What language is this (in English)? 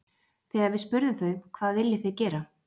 Icelandic